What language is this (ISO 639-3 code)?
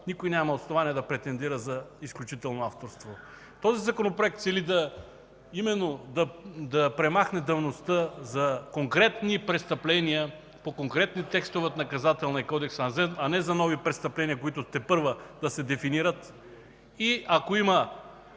bul